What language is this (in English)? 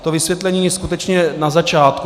Czech